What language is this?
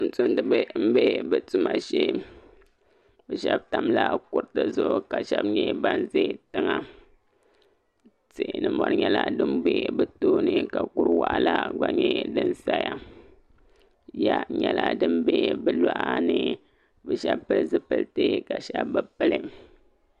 Dagbani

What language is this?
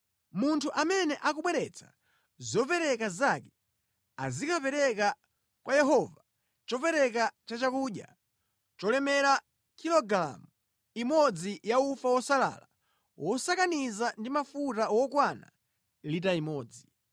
Nyanja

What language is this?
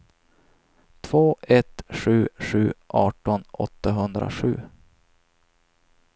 Swedish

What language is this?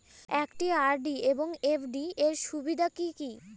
Bangla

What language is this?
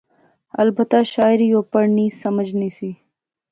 Pahari-Potwari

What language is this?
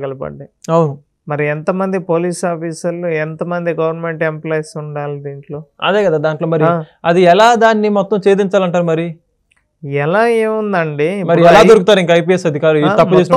Telugu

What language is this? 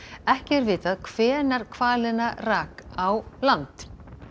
Icelandic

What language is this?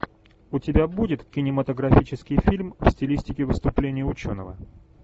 Russian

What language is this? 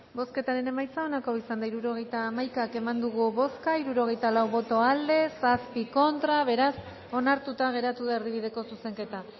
Basque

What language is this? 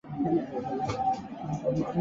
Chinese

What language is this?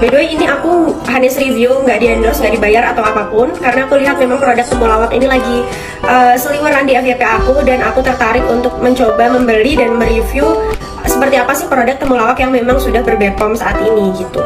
Indonesian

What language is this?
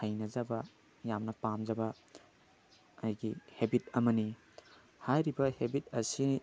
Manipuri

